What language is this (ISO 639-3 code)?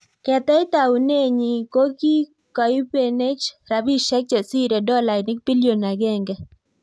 kln